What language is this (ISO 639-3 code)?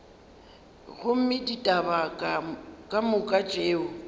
nso